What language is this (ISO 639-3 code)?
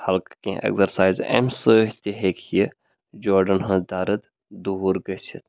kas